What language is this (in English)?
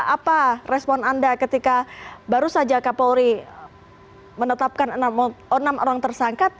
Indonesian